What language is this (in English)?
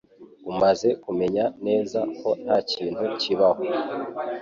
Kinyarwanda